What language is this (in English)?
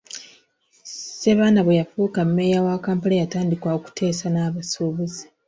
Ganda